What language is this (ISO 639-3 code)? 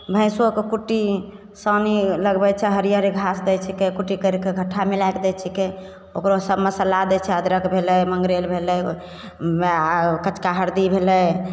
mai